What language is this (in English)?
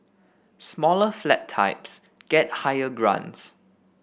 English